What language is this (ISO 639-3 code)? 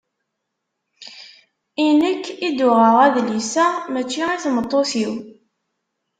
kab